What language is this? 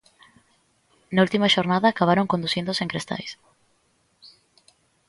Galician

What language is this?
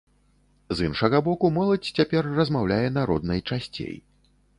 Belarusian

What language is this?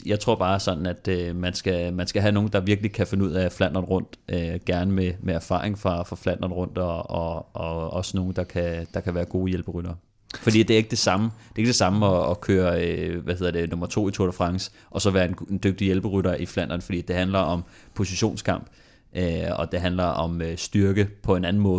Danish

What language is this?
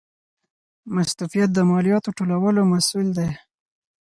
Pashto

